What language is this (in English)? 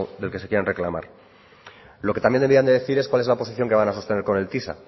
Spanish